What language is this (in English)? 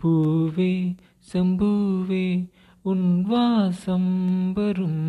Tamil